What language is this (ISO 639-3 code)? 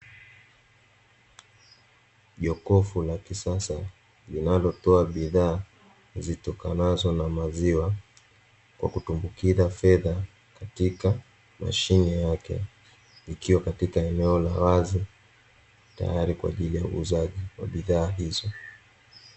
swa